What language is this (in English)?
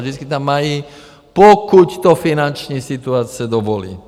Czech